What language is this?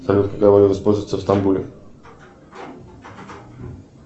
Russian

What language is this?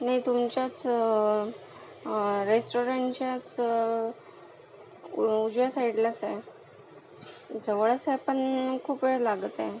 Marathi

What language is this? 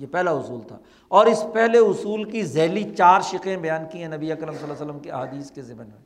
Urdu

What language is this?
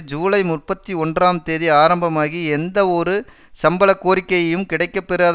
Tamil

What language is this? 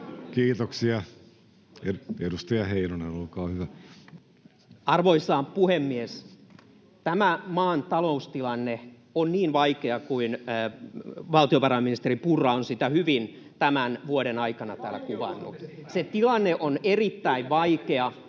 Finnish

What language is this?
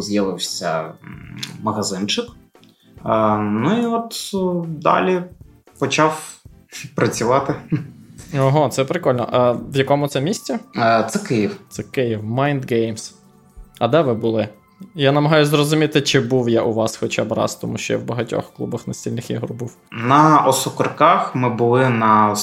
Ukrainian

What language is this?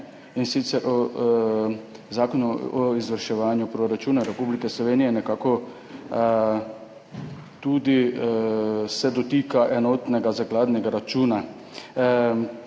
Slovenian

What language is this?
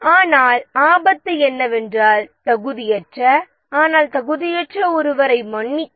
Tamil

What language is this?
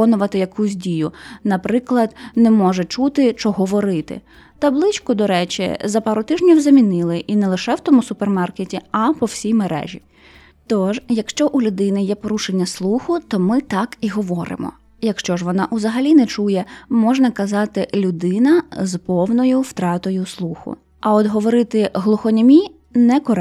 Ukrainian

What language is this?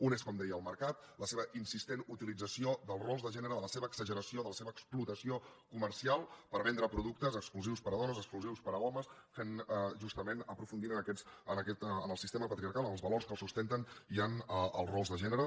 Catalan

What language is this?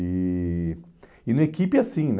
Portuguese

